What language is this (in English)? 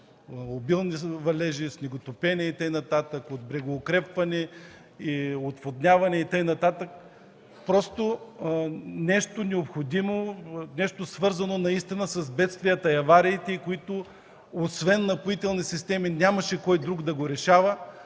Bulgarian